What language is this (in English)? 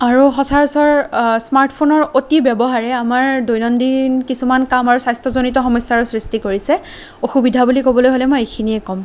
Assamese